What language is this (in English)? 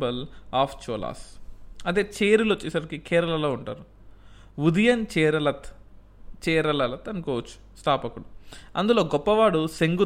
Telugu